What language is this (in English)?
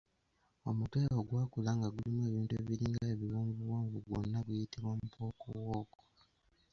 Ganda